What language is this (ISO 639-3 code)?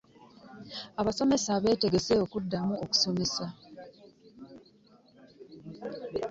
lug